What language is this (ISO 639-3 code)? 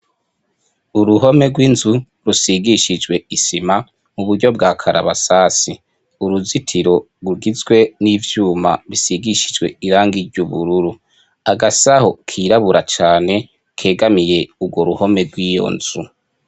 run